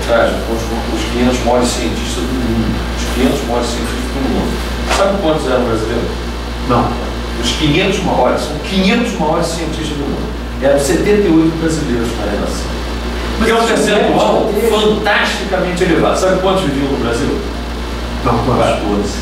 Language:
Portuguese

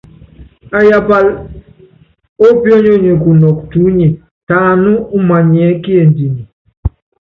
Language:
Yangben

